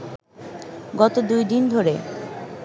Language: Bangla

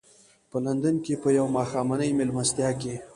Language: Pashto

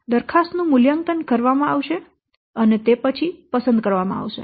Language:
Gujarati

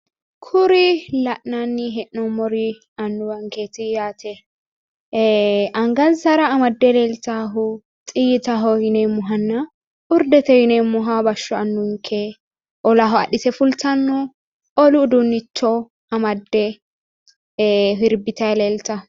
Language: Sidamo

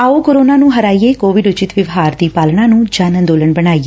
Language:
Punjabi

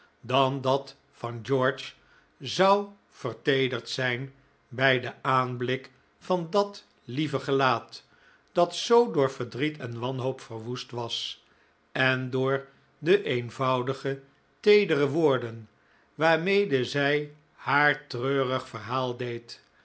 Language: Dutch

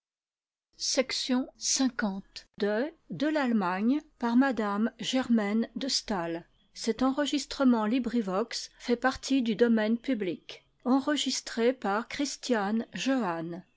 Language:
French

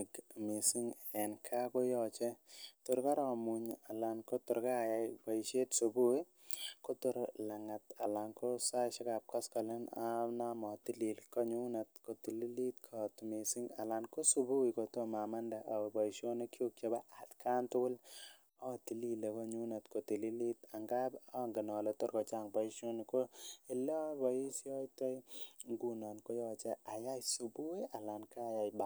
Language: Kalenjin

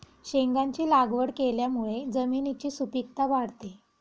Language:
Marathi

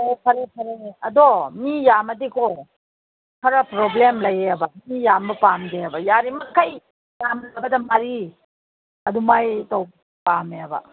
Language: Manipuri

